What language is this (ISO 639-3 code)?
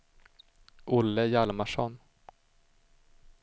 swe